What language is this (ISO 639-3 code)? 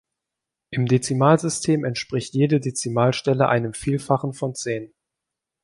deu